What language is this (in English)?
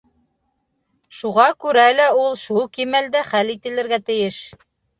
Bashkir